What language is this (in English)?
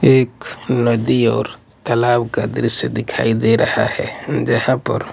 Hindi